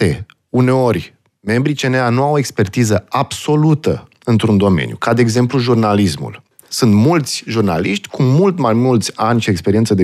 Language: Romanian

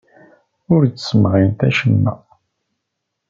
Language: Kabyle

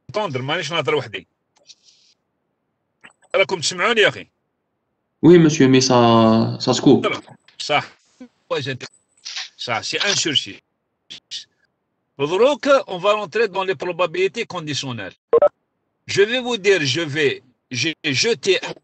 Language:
French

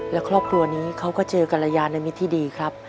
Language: Thai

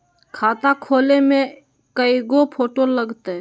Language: Magahi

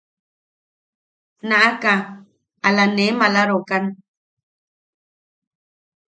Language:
Yaqui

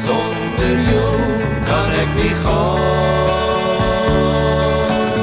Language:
Dutch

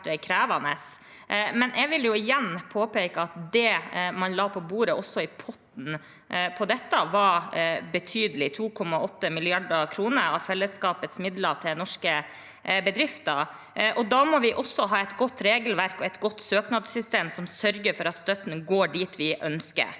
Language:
Norwegian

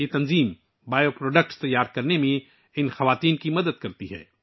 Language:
Urdu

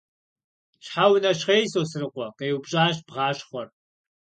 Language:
Kabardian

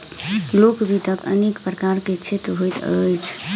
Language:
Maithili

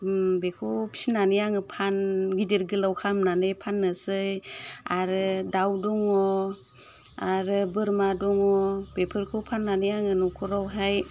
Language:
Bodo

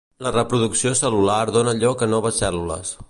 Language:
Catalan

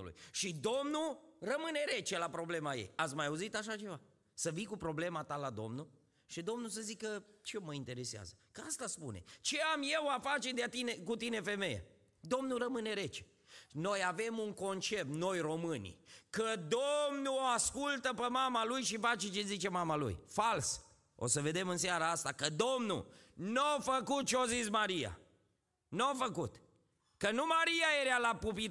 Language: Romanian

